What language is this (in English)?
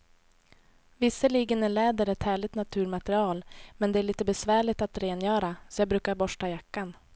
Swedish